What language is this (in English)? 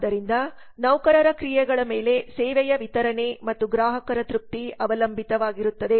Kannada